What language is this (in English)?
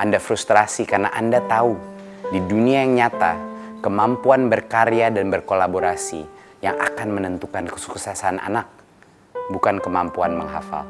Indonesian